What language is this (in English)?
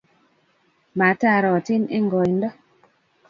Kalenjin